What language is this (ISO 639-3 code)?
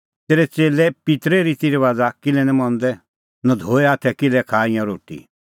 kfx